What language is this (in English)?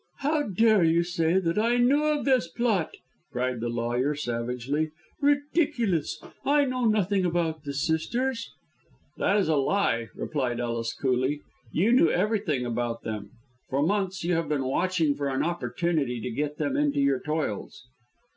English